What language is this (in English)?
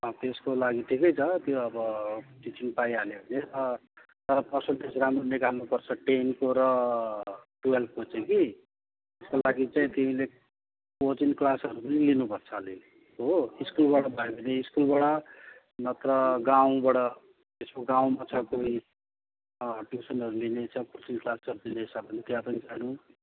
Nepali